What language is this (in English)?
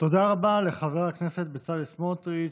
Hebrew